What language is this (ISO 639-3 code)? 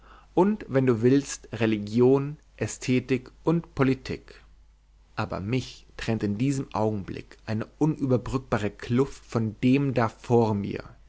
deu